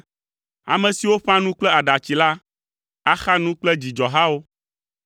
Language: Ewe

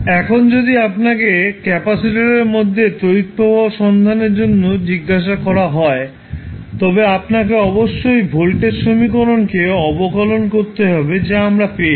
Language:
Bangla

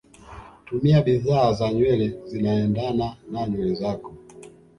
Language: Swahili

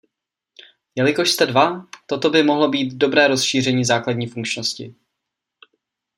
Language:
Czech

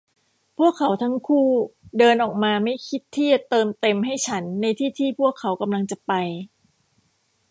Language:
Thai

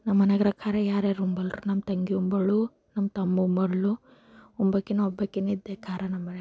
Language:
Kannada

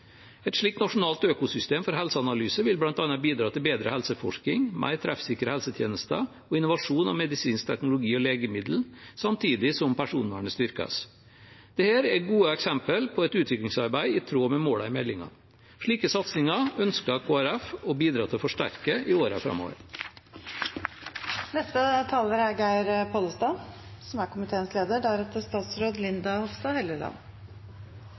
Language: Norwegian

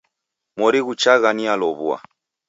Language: Taita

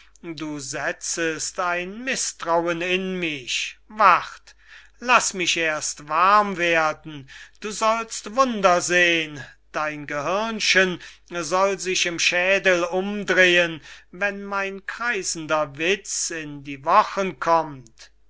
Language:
German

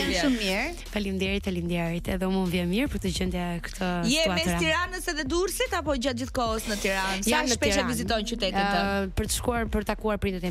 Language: Romanian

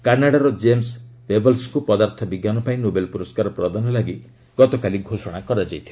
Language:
Odia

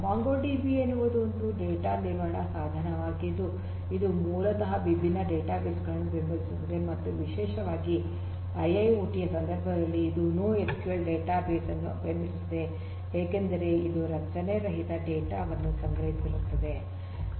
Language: Kannada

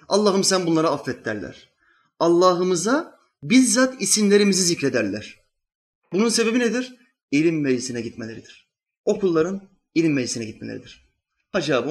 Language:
Turkish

